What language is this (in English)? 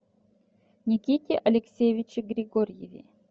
Russian